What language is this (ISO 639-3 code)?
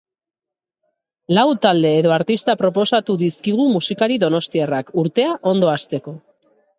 eus